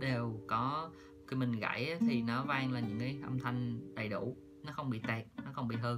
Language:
Vietnamese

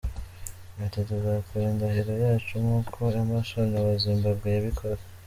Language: Kinyarwanda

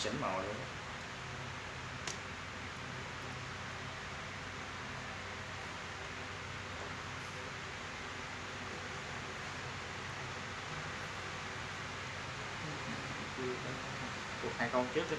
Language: Vietnamese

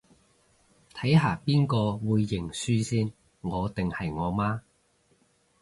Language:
Cantonese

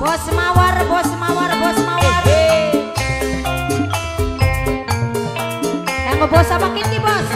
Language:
Indonesian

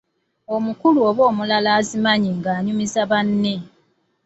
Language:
Ganda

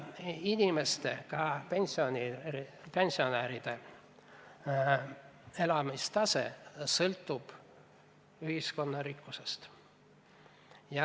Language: Estonian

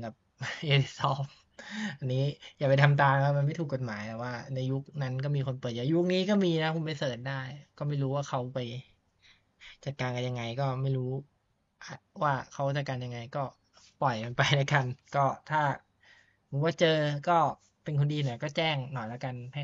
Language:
Thai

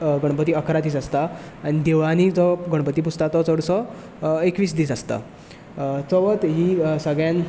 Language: Konkani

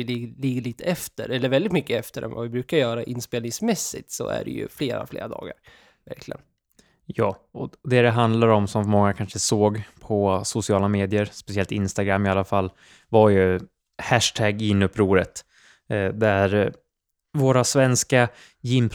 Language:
Swedish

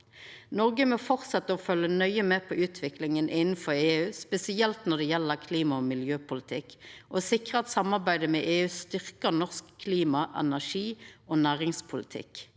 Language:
Norwegian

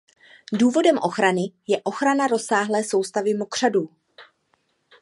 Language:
Czech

